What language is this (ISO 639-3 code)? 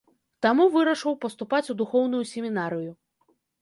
bel